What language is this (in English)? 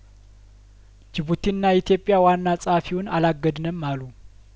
Amharic